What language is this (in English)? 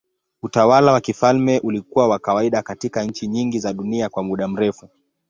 Swahili